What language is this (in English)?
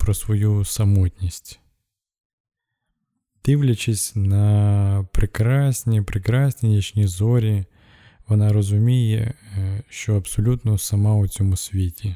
Ukrainian